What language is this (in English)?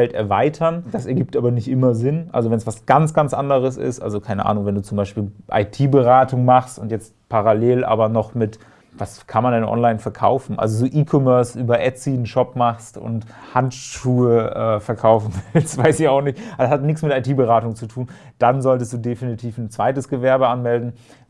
German